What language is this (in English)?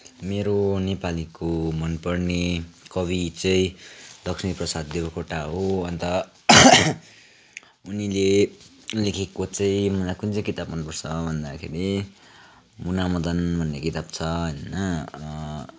Nepali